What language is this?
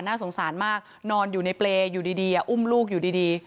Thai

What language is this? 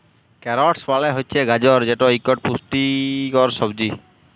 Bangla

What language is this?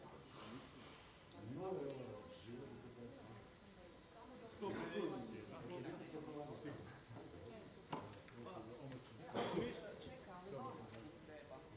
Croatian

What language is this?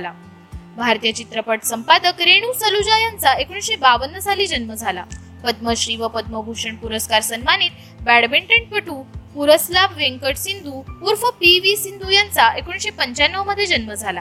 Marathi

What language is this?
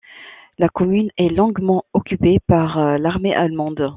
French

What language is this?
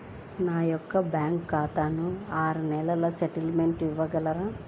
Telugu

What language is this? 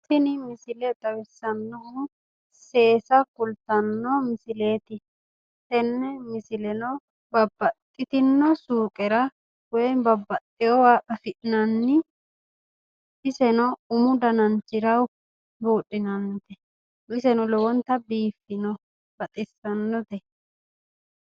Sidamo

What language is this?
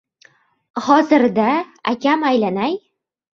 Uzbek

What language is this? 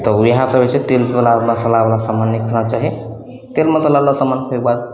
Maithili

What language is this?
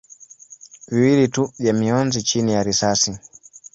Swahili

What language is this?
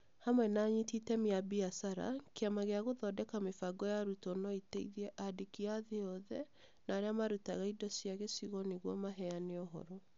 Kikuyu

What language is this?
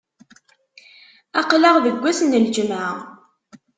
Kabyle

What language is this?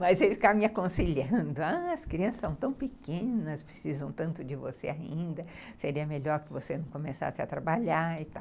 Portuguese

